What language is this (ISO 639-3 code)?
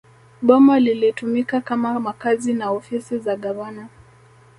swa